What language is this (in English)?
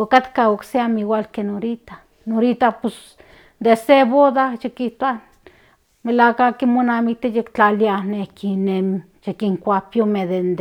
Central Nahuatl